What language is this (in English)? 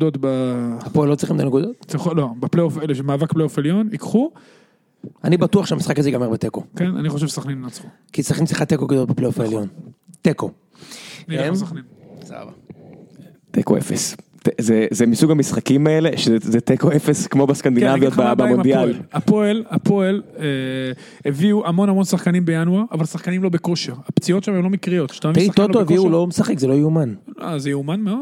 Hebrew